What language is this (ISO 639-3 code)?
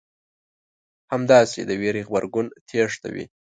pus